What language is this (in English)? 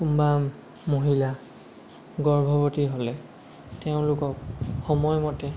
Assamese